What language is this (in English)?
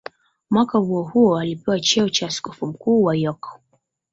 Swahili